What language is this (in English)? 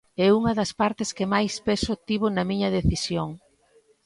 Galician